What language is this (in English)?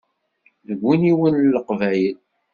Kabyle